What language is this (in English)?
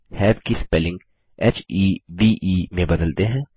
Hindi